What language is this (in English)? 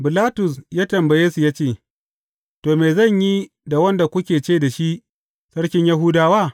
Hausa